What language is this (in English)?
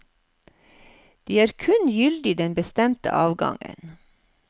Norwegian